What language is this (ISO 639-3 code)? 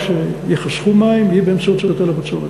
heb